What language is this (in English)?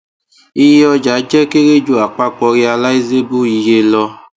Yoruba